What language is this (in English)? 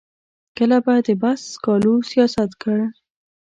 Pashto